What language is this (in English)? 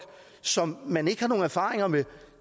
Danish